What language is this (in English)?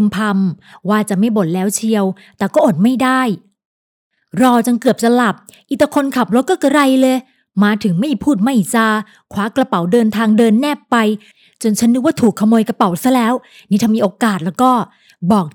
Thai